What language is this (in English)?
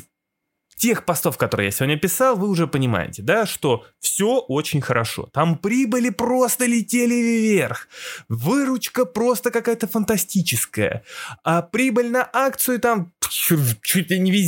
Russian